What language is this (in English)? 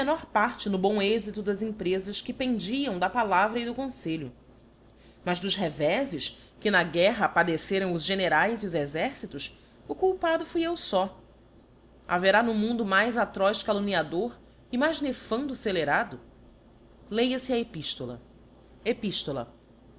Portuguese